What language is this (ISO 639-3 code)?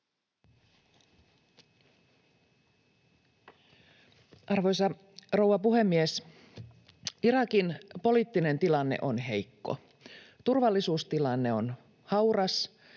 fin